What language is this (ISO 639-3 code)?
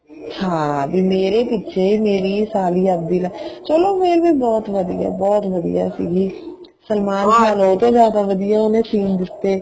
pan